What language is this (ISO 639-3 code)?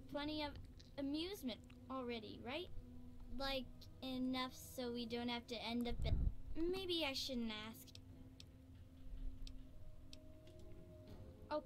ces